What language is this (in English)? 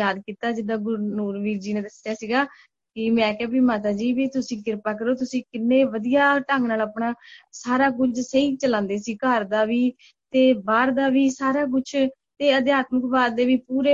Punjabi